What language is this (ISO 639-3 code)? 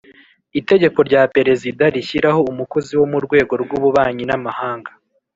kin